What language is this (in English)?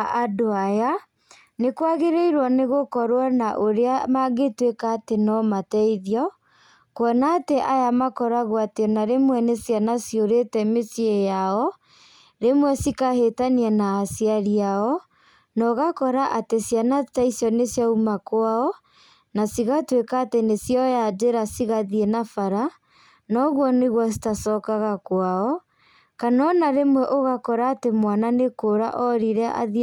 Kikuyu